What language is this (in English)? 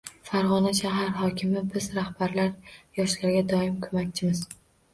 Uzbek